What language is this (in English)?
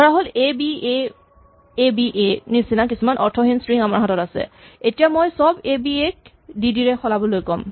Assamese